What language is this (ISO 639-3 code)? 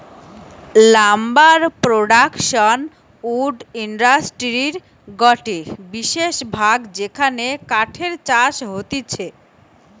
ben